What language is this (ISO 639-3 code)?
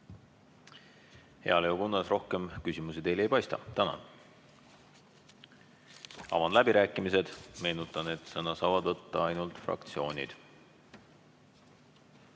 est